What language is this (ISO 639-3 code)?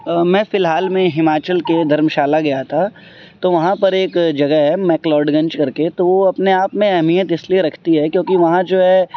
urd